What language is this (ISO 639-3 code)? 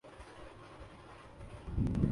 urd